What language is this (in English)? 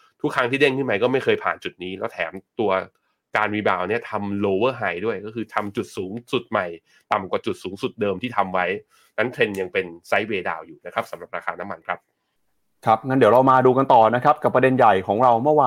Thai